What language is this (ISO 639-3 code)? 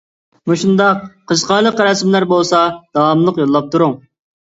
uig